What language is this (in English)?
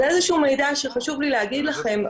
Hebrew